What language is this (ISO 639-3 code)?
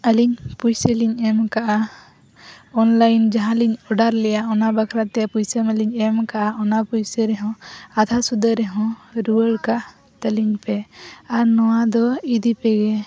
sat